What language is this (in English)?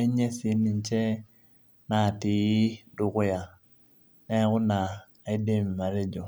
Masai